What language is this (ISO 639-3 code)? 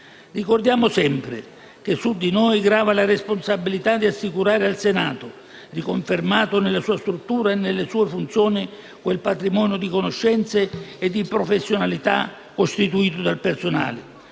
ita